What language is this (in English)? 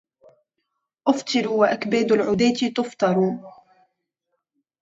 Arabic